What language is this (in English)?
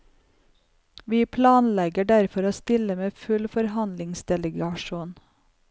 Norwegian